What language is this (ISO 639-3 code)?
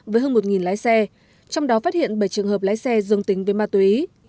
vie